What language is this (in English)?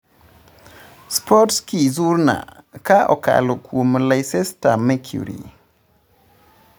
Luo (Kenya and Tanzania)